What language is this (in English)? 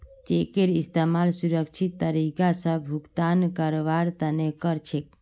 Magahi